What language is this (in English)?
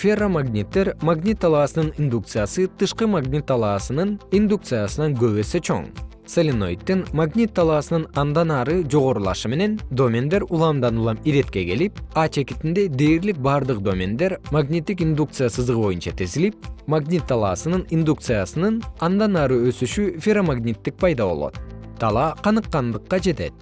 Kyrgyz